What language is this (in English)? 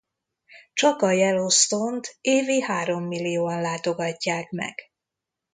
Hungarian